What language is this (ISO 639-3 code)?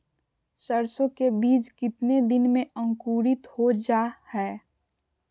mag